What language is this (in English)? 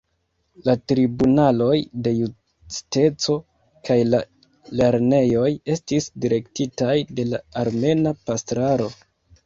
Esperanto